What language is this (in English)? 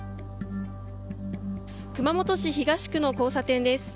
Japanese